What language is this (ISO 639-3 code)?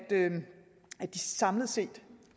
dan